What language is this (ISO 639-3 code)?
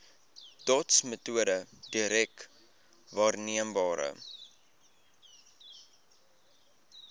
afr